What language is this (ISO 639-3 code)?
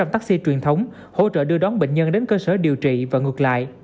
vie